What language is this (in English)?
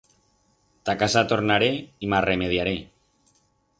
Aragonese